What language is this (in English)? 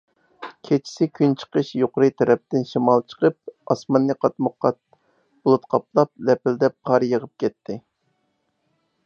Uyghur